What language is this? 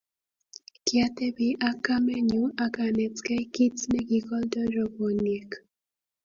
Kalenjin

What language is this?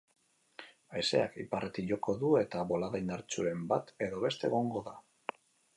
Basque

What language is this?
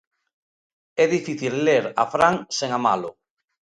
Galician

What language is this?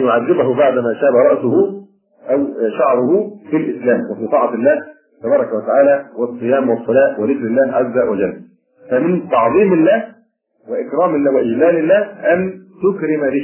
Arabic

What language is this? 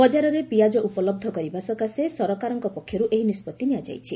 Odia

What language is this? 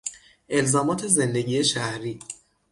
Persian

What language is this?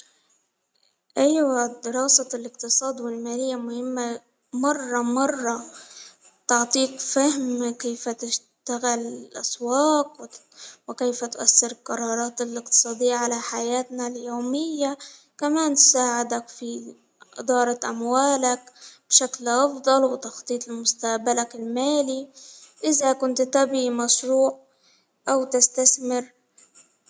Hijazi Arabic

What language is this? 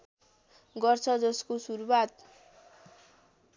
Nepali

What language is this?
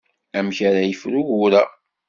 Kabyle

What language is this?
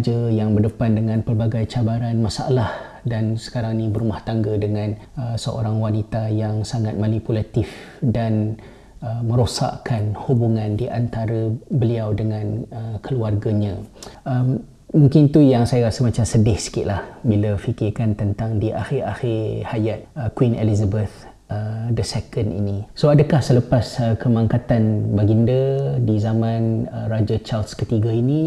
Malay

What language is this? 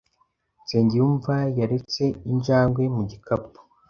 Kinyarwanda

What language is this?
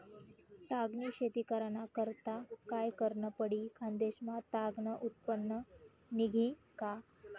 Marathi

